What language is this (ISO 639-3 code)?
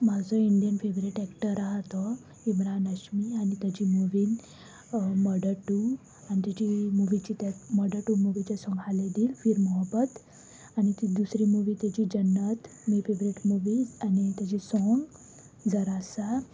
kok